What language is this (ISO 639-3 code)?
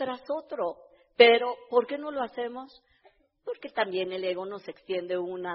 spa